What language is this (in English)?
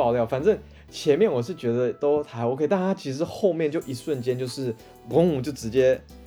Chinese